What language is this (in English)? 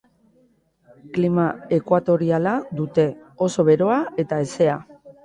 Basque